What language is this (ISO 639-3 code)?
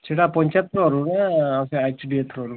ori